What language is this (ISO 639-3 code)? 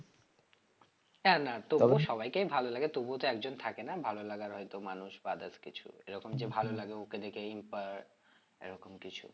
ben